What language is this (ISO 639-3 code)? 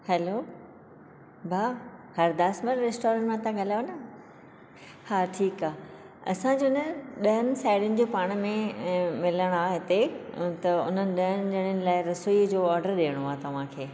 snd